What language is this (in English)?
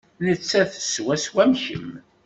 Kabyle